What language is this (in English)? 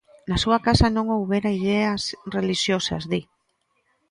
Galician